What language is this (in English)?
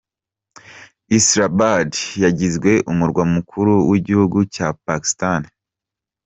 Kinyarwanda